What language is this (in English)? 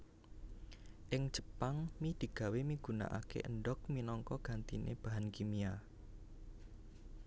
Javanese